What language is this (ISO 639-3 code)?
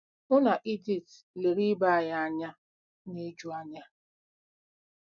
ibo